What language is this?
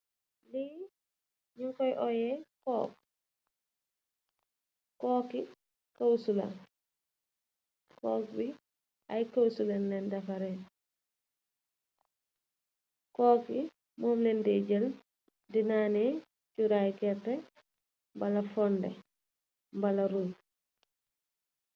Wolof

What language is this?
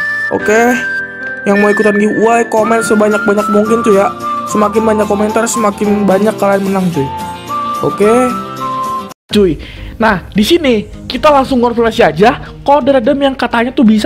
Indonesian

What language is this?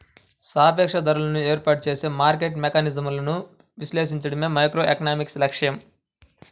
Telugu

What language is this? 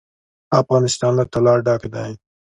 Pashto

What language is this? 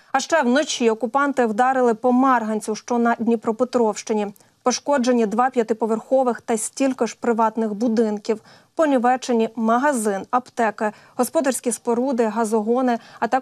Ukrainian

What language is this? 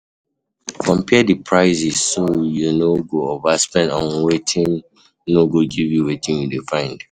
Nigerian Pidgin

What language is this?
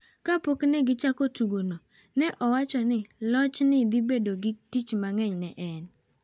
Luo (Kenya and Tanzania)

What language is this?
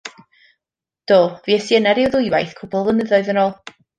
Welsh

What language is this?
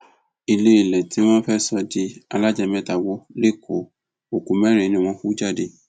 Yoruba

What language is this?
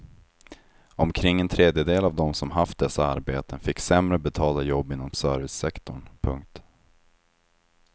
Swedish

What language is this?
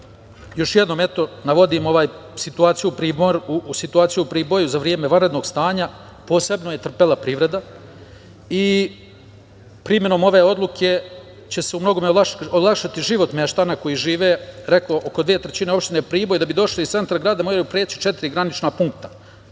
Serbian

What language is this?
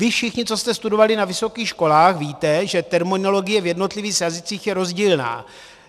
Czech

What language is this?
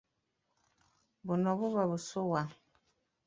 Ganda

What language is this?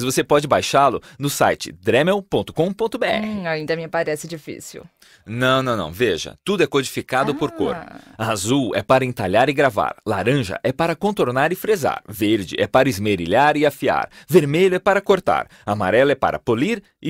Portuguese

